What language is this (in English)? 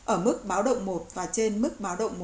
Vietnamese